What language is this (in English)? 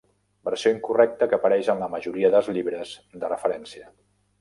Catalan